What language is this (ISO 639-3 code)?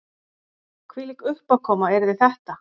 isl